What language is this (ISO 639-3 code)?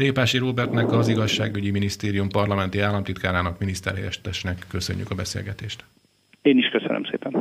hun